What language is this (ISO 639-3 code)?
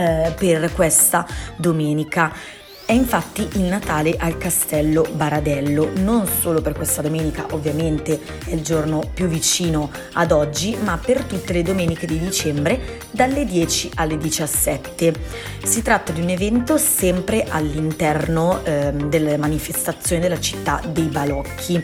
ita